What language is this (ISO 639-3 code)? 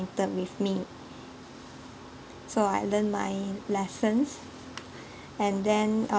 eng